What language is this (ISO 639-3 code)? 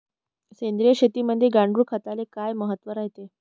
mar